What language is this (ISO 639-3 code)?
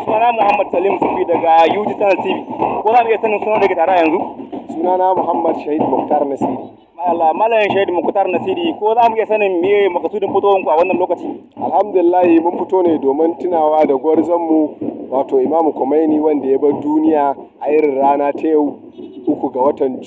ara